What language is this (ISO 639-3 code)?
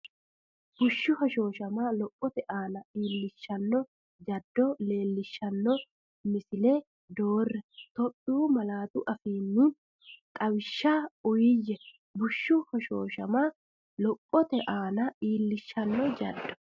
sid